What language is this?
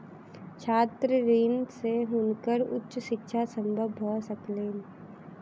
Maithili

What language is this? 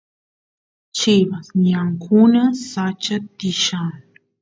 Santiago del Estero Quichua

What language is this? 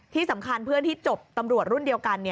Thai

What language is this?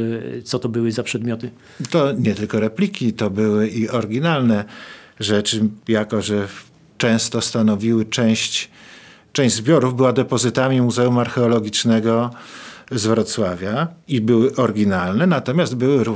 Polish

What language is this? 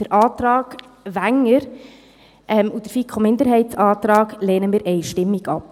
Swiss German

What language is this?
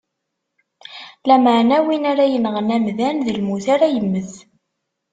Kabyle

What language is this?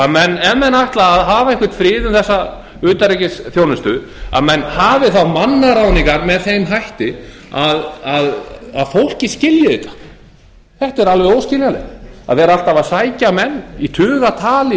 Icelandic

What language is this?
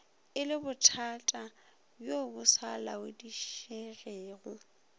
Northern Sotho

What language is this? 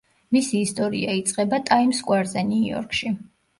Georgian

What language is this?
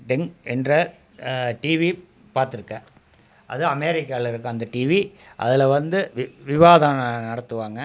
Tamil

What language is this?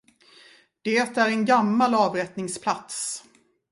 Swedish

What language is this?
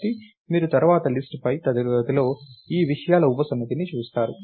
Telugu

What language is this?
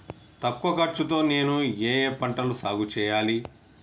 Telugu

